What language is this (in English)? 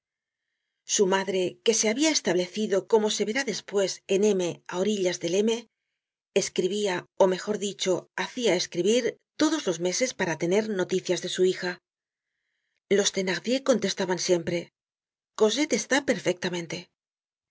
Spanish